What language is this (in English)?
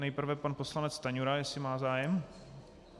Czech